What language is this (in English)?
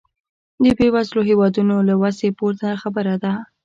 Pashto